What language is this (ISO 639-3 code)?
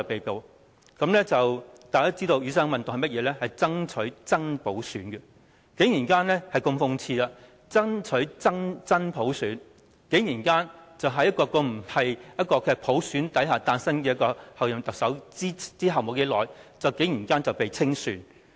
yue